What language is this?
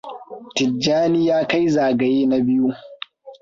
Hausa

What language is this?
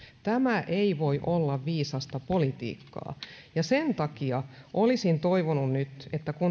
Finnish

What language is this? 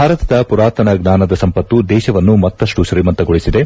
Kannada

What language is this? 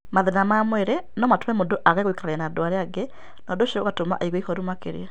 Kikuyu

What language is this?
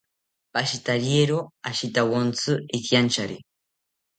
South Ucayali Ashéninka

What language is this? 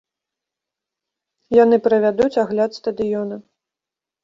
Belarusian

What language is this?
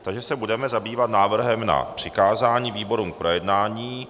Czech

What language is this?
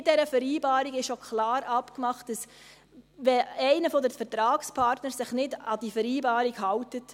Swiss German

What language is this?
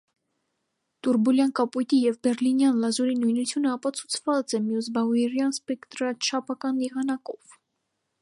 Armenian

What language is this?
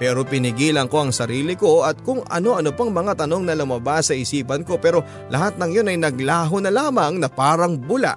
Filipino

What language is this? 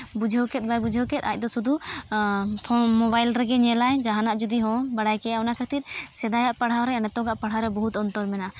Santali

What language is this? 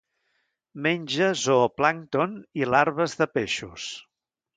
Catalan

